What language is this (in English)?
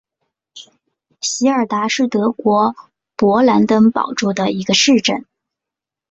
Chinese